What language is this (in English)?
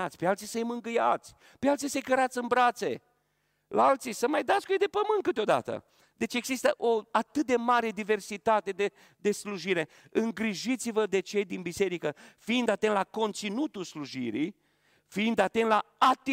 Romanian